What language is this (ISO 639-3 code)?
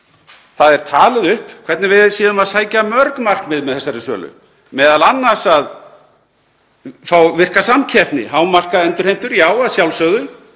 isl